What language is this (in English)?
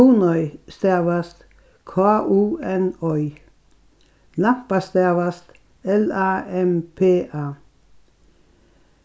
Faroese